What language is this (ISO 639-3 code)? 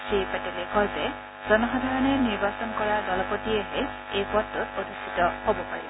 asm